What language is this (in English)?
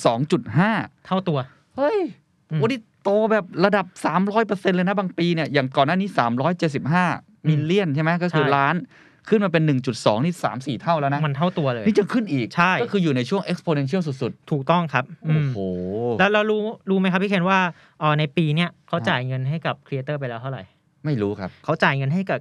Thai